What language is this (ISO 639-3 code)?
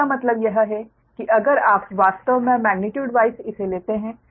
hin